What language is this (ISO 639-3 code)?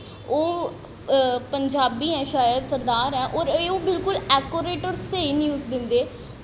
doi